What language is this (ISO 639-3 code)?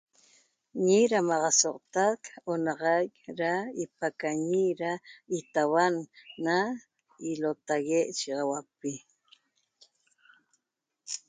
tob